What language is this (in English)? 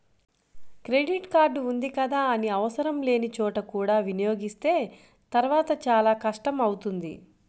Telugu